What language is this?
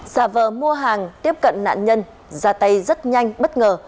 Vietnamese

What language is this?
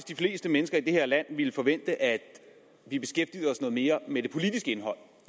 Danish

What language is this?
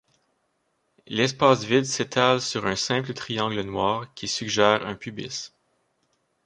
French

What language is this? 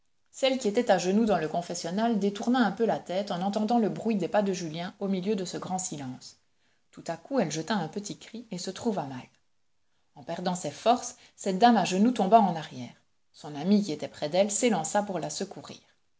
French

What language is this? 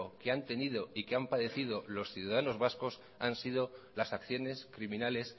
Spanish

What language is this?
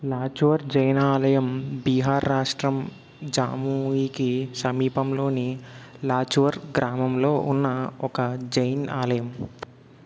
Telugu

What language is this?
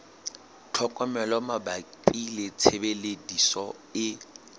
Southern Sotho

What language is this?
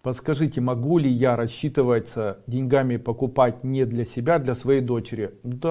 Russian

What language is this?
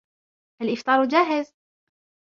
Arabic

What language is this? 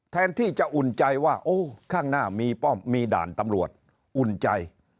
Thai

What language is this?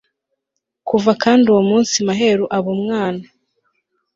Kinyarwanda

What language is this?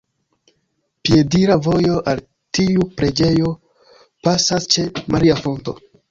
Esperanto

